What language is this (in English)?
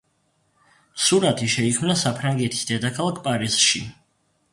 Georgian